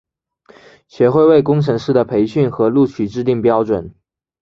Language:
Chinese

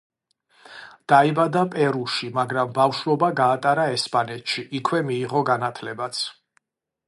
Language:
Georgian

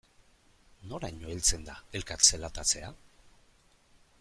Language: Basque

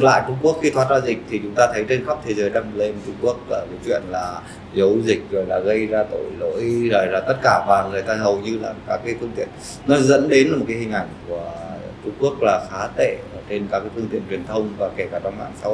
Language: Vietnamese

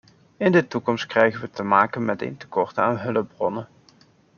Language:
Dutch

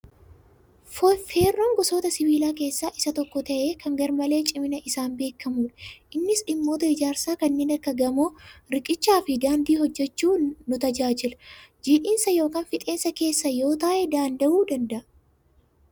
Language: Oromo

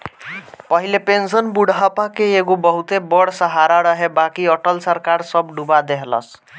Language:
Bhojpuri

